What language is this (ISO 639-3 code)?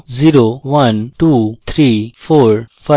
ben